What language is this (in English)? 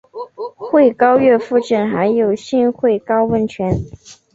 Chinese